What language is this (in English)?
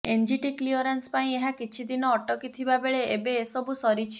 Odia